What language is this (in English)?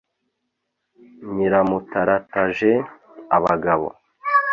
Kinyarwanda